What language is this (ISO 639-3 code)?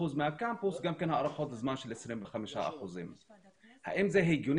heb